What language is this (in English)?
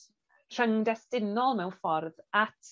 Welsh